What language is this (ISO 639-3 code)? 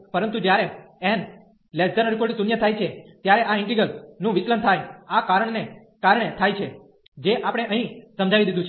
guj